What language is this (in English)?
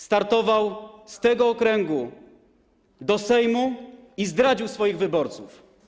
Polish